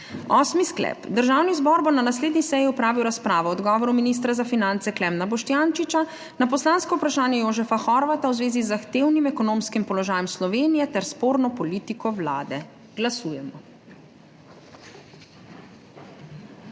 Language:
Slovenian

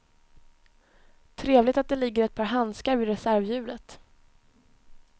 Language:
Swedish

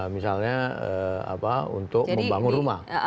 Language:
Indonesian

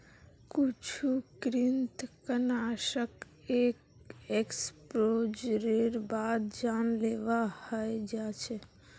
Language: Magahi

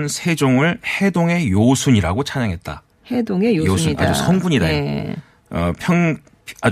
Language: Korean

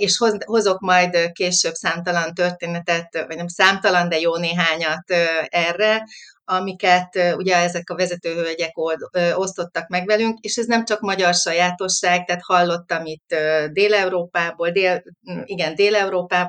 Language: Hungarian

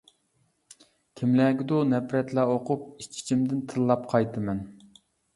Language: Uyghur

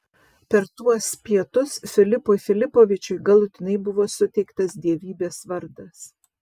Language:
Lithuanian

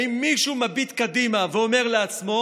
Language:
Hebrew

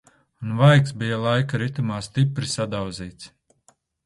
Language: Latvian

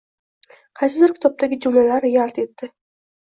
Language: Uzbek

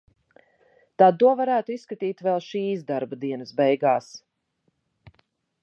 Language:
Latvian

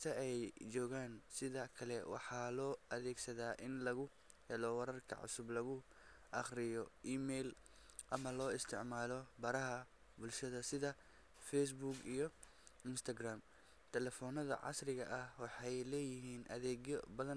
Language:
Somali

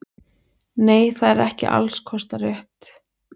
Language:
Icelandic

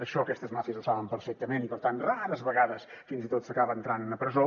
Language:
Catalan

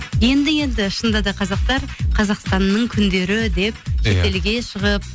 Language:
Kazakh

